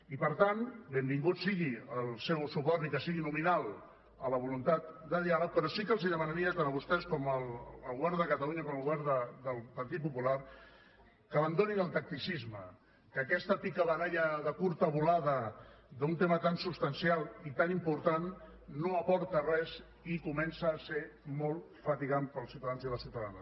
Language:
Catalan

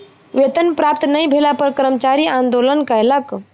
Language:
Maithili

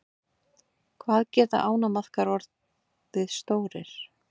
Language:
Icelandic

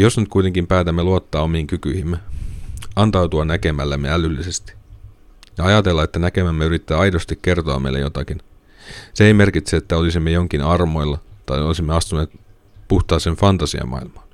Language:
Finnish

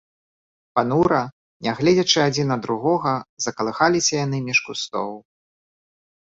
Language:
Belarusian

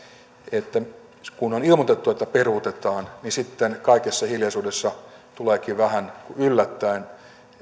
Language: Finnish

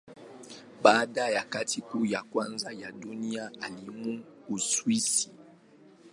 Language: Swahili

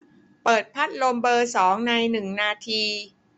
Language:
Thai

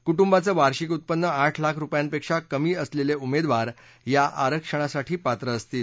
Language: Marathi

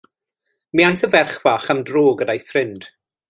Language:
Welsh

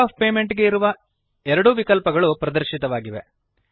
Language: Kannada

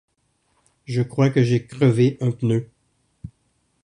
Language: French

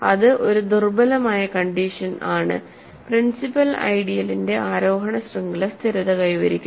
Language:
Malayalam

